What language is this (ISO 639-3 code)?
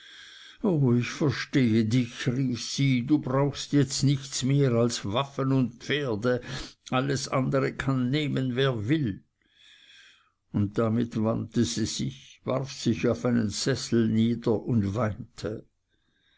deu